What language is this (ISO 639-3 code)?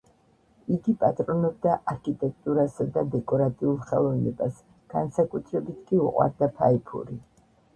kat